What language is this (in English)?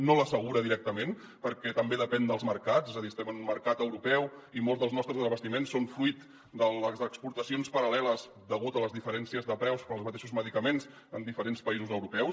Catalan